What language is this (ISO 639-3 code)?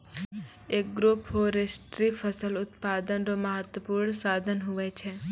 mai